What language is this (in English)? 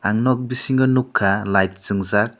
Kok Borok